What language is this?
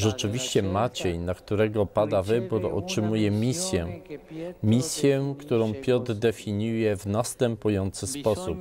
Polish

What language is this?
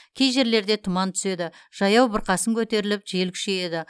Kazakh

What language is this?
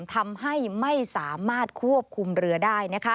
Thai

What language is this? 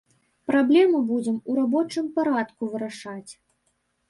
Belarusian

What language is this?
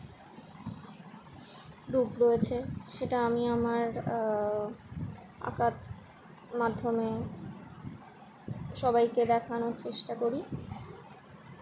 Bangla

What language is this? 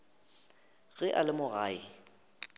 Northern Sotho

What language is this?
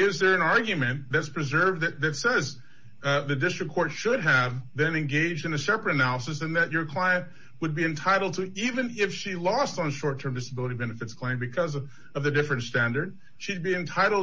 English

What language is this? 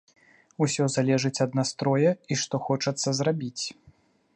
Belarusian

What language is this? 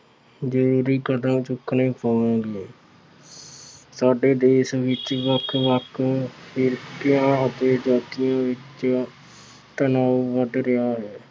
Punjabi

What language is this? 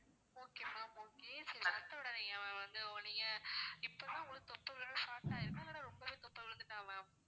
Tamil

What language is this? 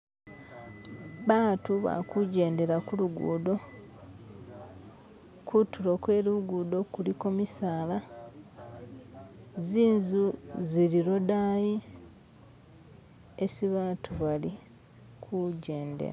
Masaaba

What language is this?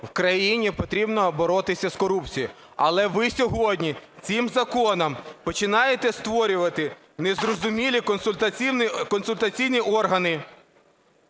Ukrainian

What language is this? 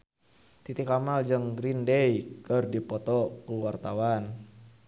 Sundanese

